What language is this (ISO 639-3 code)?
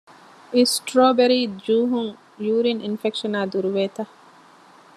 div